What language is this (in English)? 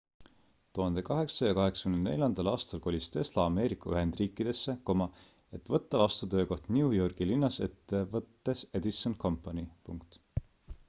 Estonian